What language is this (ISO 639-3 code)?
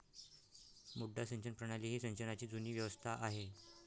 mar